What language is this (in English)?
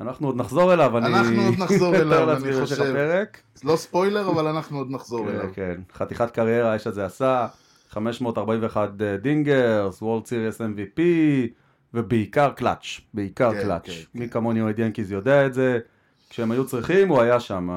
Hebrew